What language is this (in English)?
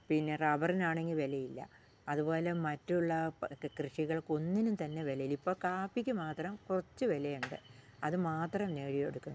Malayalam